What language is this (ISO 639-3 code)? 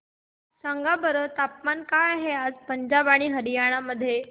mar